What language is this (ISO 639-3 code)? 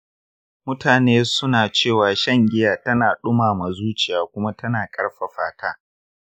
hau